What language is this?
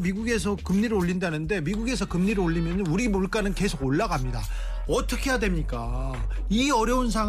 Korean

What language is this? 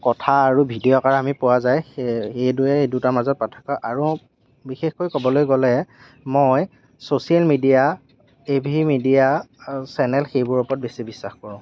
Assamese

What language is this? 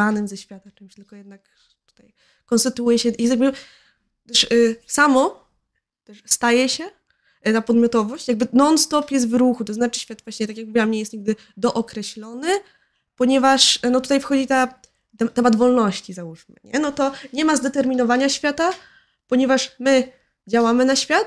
Polish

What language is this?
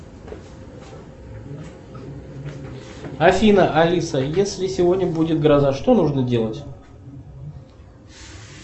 Russian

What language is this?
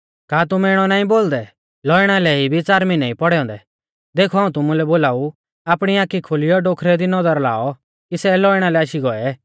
Mahasu Pahari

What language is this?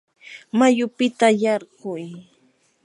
Yanahuanca Pasco Quechua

